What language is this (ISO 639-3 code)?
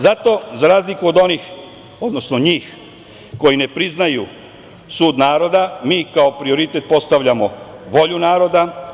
srp